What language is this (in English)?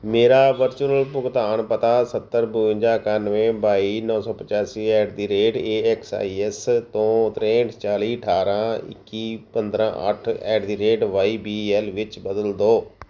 Punjabi